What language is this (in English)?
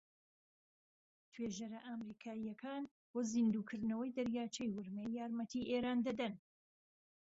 Central Kurdish